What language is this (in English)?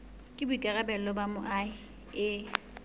Southern Sotho